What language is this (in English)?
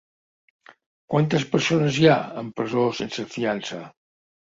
Catalan